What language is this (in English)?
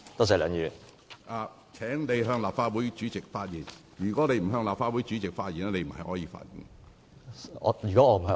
Cantonese